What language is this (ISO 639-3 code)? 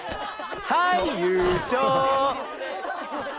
jpn